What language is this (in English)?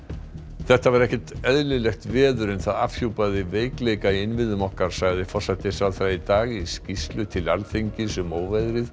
Icelandic